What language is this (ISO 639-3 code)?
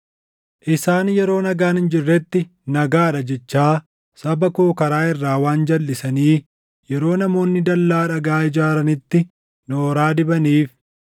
orm